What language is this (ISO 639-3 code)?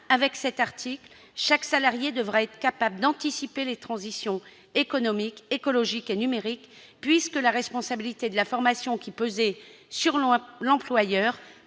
fra